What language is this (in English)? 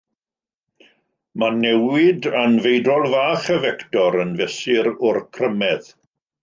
Welsh